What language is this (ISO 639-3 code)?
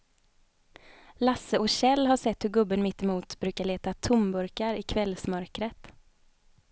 swe